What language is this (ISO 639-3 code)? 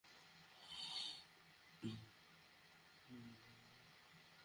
ben